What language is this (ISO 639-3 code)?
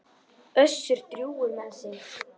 isl